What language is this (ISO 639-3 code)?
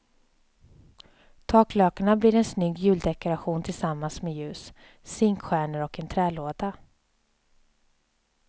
swe